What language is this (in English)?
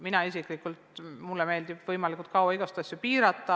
Estonian